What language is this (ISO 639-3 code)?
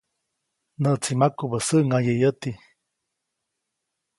zoc